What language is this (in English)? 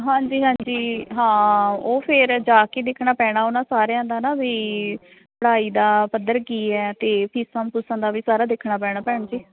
Punjabi